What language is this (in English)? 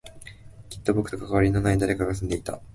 Japanese